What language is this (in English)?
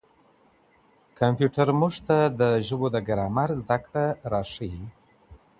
Pashto